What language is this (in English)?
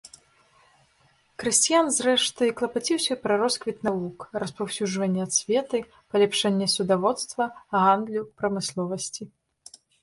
Belarusian